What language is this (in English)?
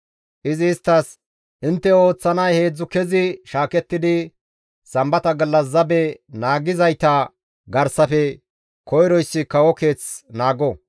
Gamo